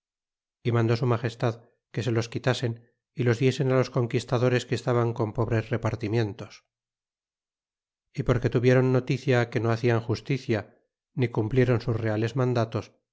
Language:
Spanish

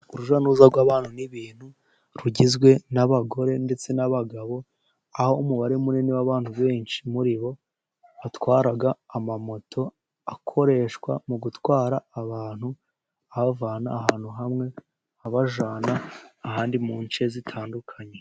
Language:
Kinyarwanda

